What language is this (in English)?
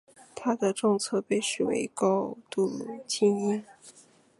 Chinese